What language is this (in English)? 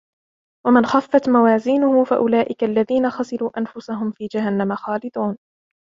Arabic